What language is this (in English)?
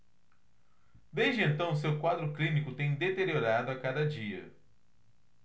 Portuguese